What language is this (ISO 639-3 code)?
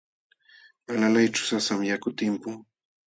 qxw